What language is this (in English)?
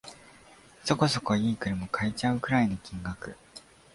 Japanese